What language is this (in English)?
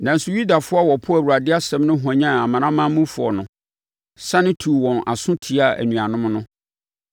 Akan